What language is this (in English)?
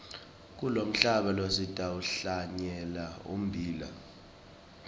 Swati